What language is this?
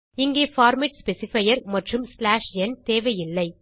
Tamil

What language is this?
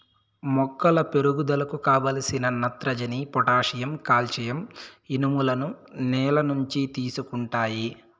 Telugu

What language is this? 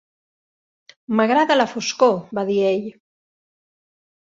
Catalan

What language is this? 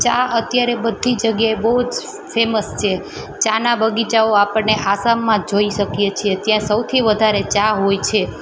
Gujarati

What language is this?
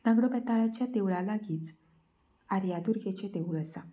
Konkani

